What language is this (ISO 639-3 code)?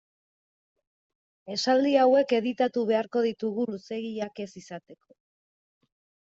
eus